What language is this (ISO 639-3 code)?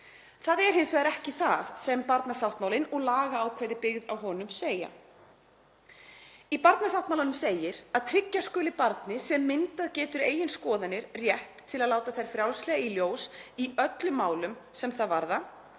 isl